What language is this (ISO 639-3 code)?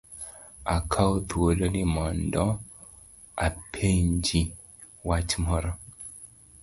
luo